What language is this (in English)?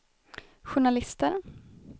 Swedish